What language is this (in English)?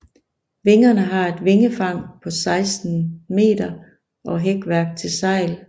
Danish